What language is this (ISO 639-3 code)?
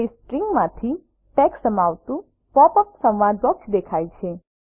guj